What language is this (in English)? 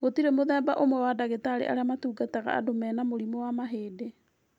Kikuyu